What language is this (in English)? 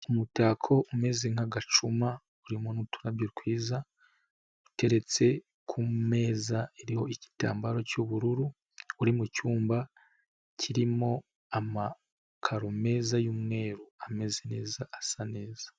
Kinyarwanda